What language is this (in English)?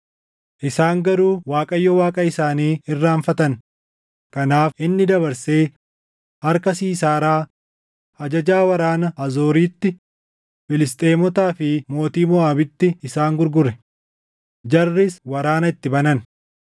Oromo